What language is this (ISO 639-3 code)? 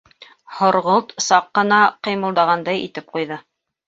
bak